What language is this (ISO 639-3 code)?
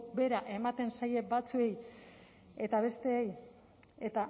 eus